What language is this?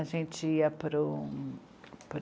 Portuguese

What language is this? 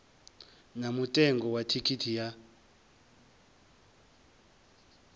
Venda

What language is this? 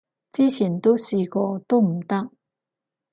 Cantonese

